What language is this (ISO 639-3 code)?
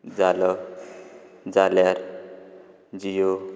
kok